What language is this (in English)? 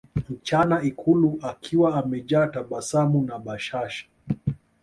Swahili